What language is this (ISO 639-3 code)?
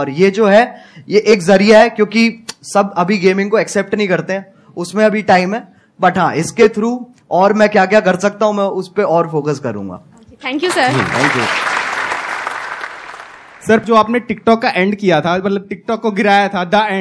hin